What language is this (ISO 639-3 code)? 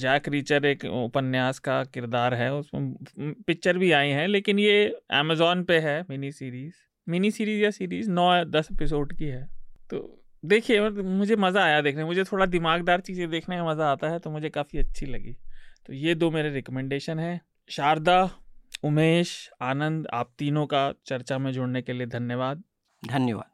hin